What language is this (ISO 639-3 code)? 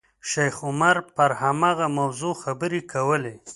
pus